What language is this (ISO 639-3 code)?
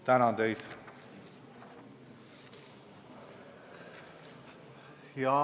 est